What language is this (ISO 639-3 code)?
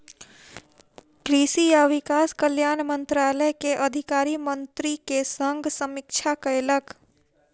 mai